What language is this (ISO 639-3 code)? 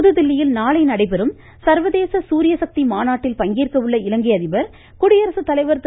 tam